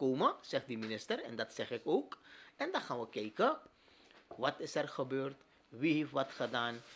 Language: Dutch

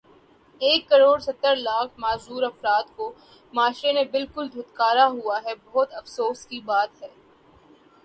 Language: Urdu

